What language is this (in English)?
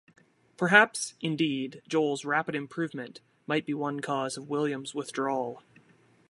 English